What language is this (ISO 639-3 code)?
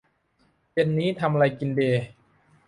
tha